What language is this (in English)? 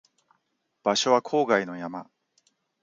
Japanese